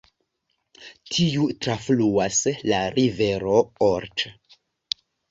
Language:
Esperanto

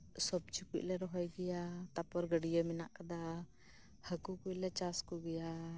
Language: Santali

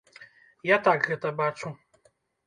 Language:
Belarusian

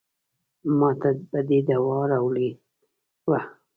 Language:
Pashto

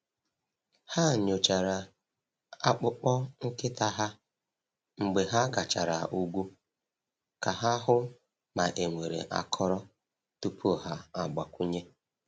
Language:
Igbo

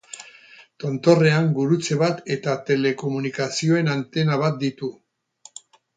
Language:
Basque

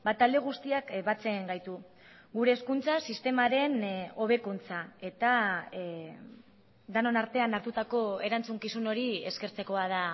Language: Basque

